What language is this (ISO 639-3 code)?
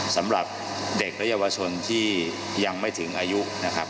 tha